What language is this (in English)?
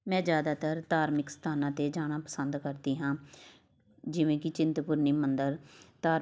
Punjabi